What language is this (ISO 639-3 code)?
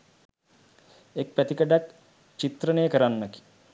sin